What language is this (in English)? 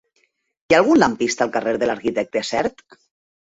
Catalan